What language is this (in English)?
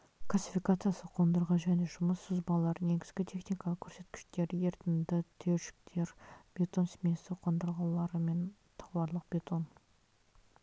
Kazakh